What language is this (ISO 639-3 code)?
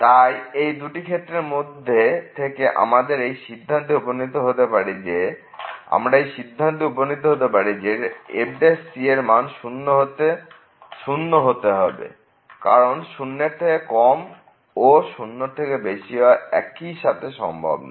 ben